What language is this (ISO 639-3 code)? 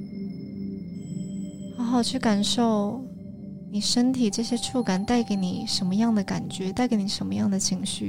zho